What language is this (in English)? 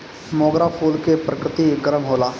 Bhojpuri